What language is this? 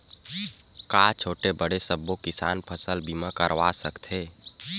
Chhattisgarhi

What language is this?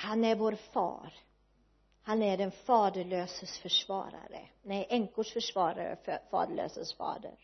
Swedish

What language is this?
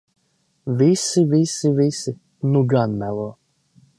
Latvian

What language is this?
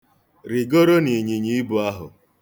Igbo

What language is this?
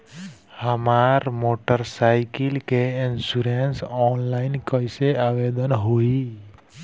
Bhojpuri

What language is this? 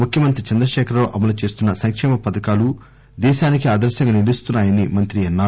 Telugu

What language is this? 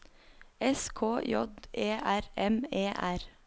Norwegian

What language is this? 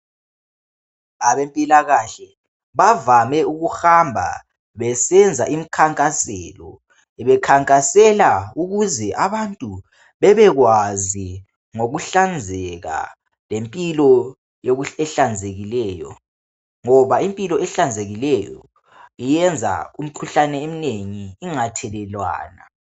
North Ndebele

